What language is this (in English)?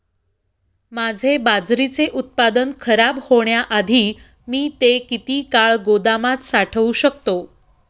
Marathi